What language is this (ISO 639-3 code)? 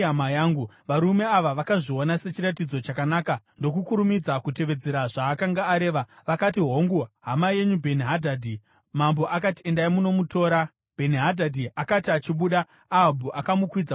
sna